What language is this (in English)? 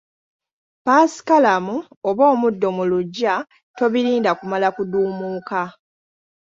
Ganda